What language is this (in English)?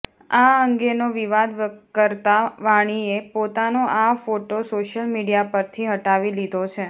Gujarati